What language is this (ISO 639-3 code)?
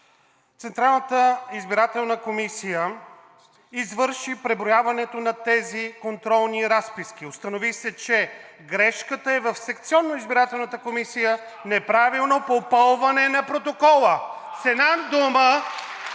bul